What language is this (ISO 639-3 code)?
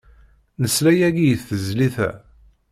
kab